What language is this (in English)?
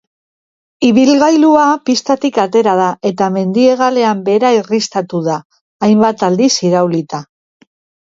Basque